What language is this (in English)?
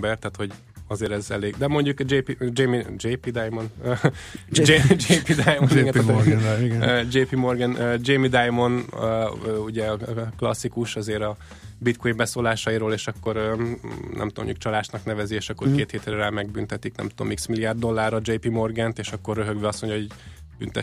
Hungarian